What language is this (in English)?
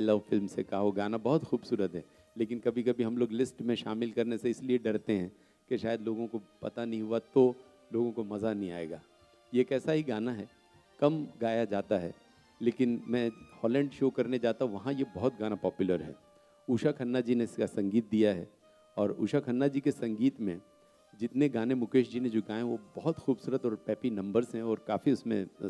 Hindi